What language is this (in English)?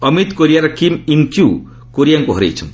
Odia